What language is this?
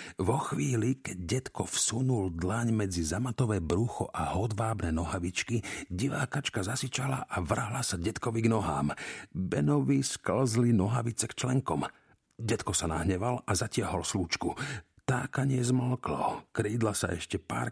Slovak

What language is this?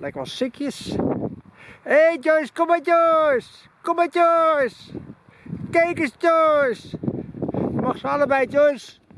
Dutch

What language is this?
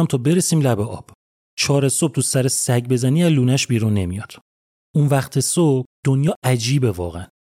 Persian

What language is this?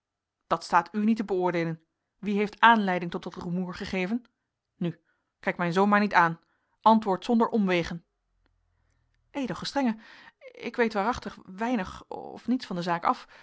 Dutch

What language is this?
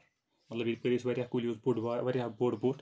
Kashmiri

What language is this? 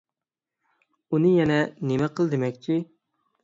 Uyghur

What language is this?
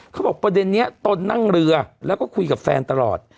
Thai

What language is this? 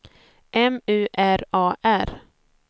Swedish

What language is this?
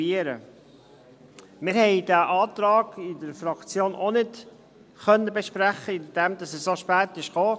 Swiss German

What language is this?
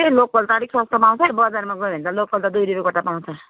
Nepali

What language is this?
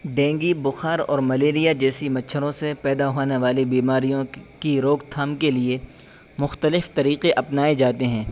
Urdu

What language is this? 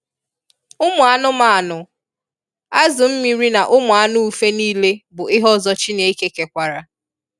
Igbo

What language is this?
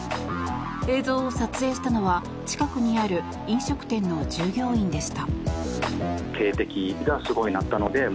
Japanese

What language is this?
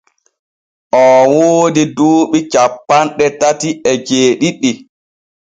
Borgu Fulfulde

